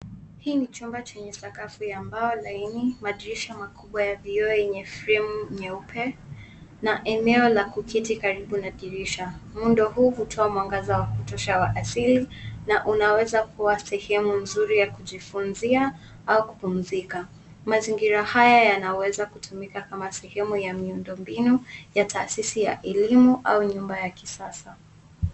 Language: Swahili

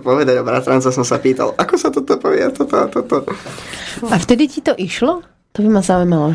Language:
Slovak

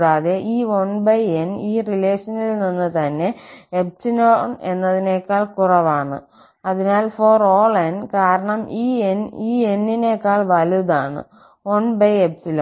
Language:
Malayalam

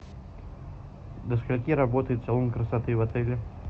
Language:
Russian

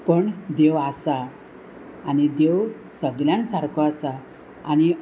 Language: Konkani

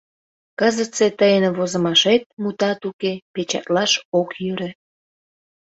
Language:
Mari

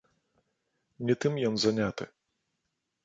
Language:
Belarusian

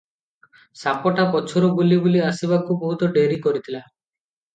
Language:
Odia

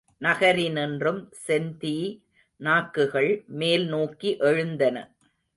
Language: Tamil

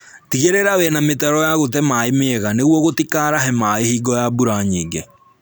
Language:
Kikuyu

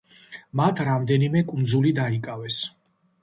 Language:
Georgian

